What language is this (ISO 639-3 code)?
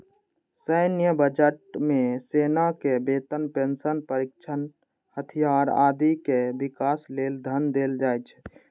mai